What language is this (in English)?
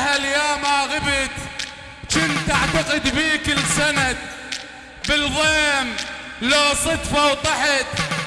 Arabic